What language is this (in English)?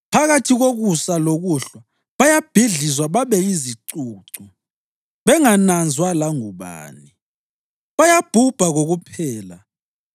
North Ndebele